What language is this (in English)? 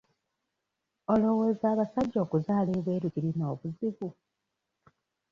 Ganda